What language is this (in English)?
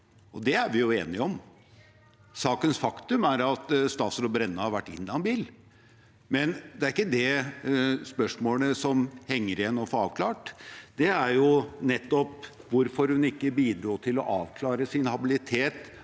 Norwegian